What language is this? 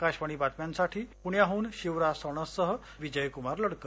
Marathi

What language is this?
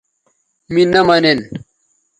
Bateri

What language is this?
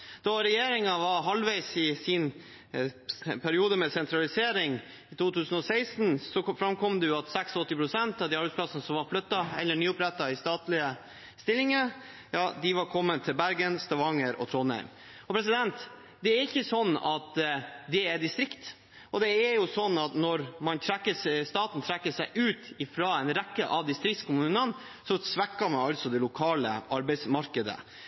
Norwegian Bokmål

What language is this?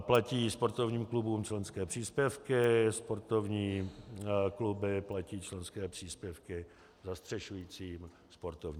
Czech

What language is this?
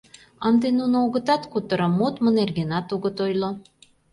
Mari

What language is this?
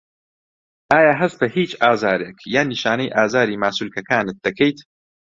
Central Kurdish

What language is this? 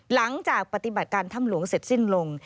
Thai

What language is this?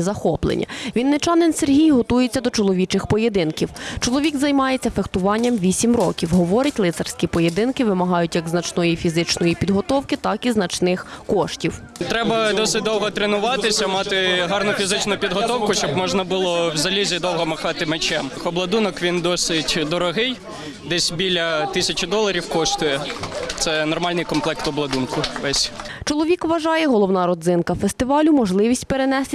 Ukrainian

